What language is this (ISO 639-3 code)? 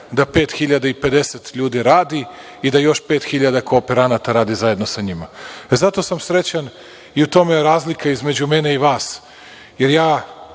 srp